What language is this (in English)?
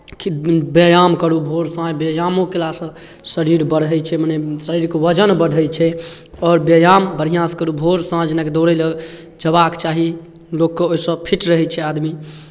Maithili